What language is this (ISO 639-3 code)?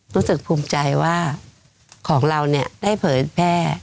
tha